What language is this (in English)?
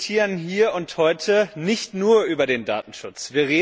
German